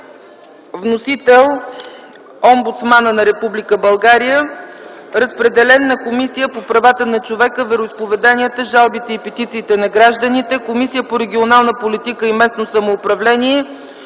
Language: Bulgarian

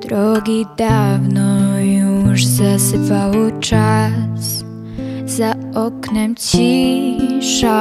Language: Polish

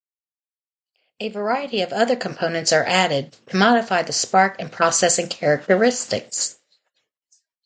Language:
English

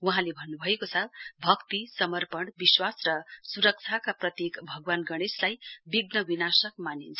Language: Nepali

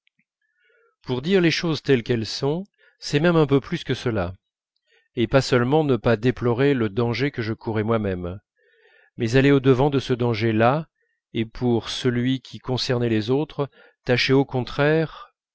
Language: French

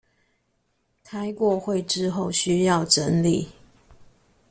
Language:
Chinese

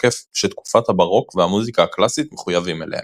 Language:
Hebrew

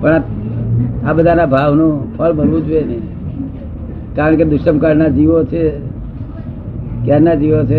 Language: Gujarati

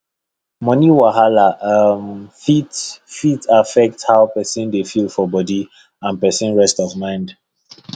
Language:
Nigerian Pidgin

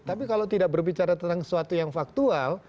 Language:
Indonesian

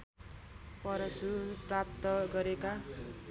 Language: Nepali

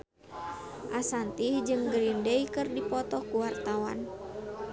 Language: Sundanese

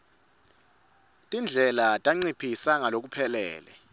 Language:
Swati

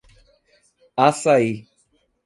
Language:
Portuguese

